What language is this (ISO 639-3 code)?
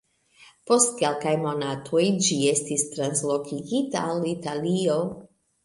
epo